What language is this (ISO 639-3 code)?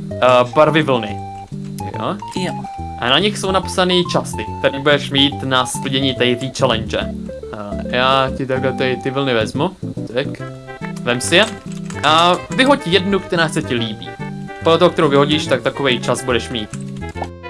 ces